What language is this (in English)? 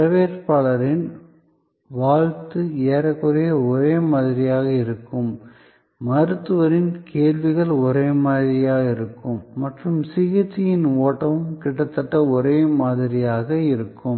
Tamil